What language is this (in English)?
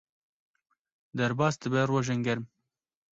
Kurdish